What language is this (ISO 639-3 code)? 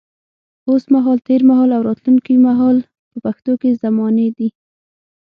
pus